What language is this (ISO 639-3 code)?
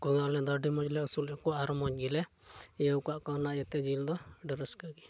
sat